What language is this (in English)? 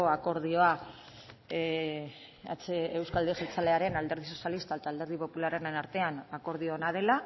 Basque